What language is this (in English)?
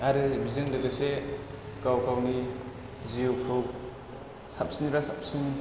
Bodo